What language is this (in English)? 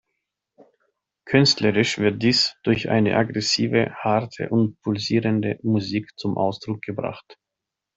German